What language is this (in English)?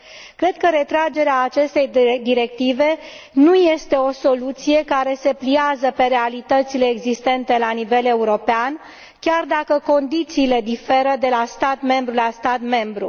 Romanian